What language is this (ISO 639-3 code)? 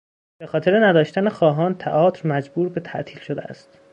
fas